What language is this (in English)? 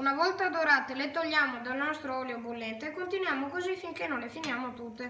Italian